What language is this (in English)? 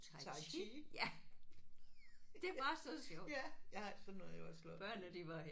Danish